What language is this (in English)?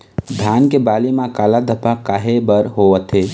Chhattisgarhi